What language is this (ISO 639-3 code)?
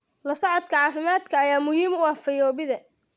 som